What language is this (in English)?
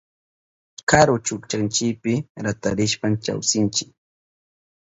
Southern Pastaza Quechua